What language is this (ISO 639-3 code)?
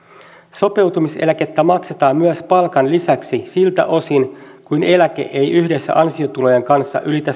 fin